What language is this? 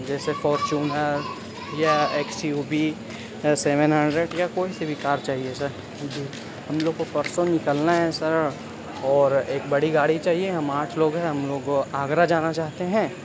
Urdu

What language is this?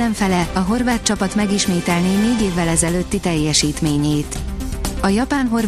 Hungarian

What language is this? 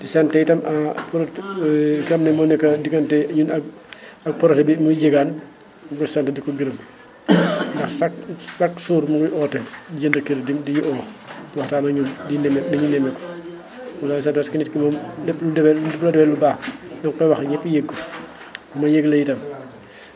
Wolof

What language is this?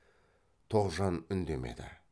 Kazakh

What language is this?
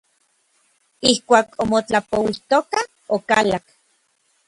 Orizaba Nahuatl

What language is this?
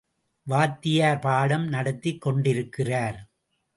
Tamil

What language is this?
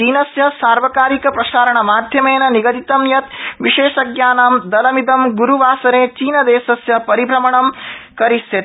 Sanskrit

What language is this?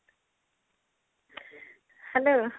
Odia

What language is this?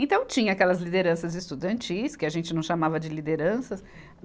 Portuguese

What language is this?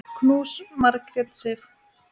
Icelandic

